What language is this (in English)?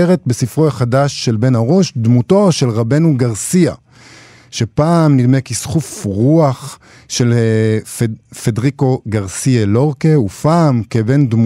Hebrew